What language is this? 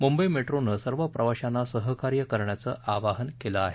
Marathi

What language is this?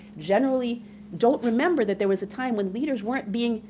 English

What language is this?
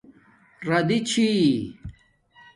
Domaaki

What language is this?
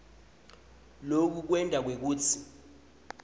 Swati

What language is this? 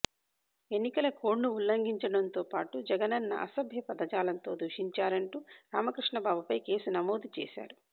Telugu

